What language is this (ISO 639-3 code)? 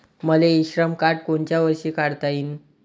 mar